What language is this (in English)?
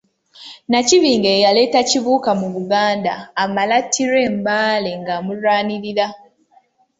Ganda